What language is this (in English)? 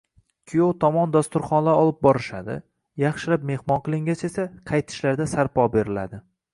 Uzbek